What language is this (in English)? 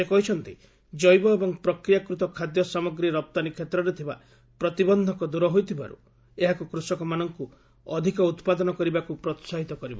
Odia